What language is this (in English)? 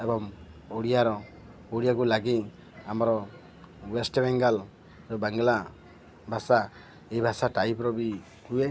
Odia